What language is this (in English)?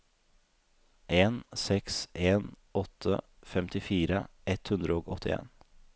Norwegian